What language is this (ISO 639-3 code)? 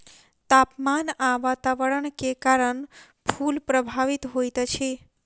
mai